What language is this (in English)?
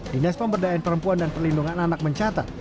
Indonesian